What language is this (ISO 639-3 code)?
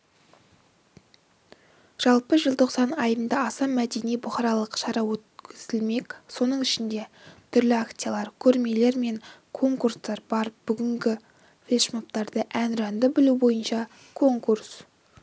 kaz